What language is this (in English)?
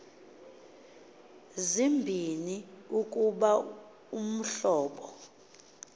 Xhosa